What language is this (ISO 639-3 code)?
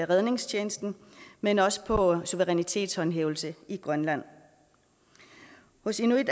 dan